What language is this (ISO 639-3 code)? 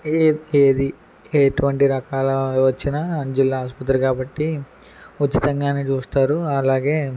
tel